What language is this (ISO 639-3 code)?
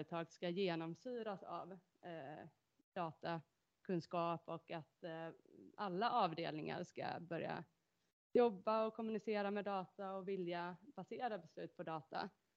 swe